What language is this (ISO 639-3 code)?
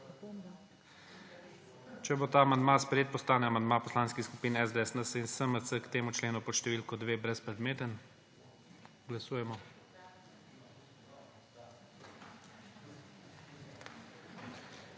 slv